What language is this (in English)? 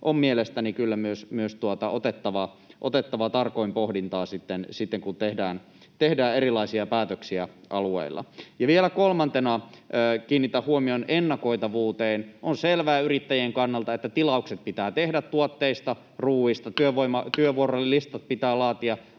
Finnish